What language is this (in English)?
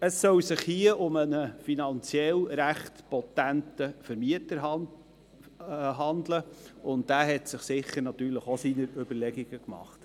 Swiss German